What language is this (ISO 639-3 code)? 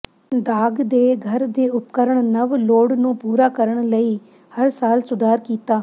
pan